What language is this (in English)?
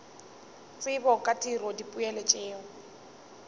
Northern Sotho